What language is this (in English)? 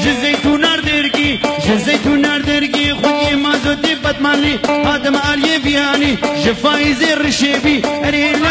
Arabic